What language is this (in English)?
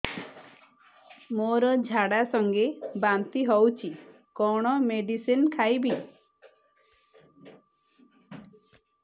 Odia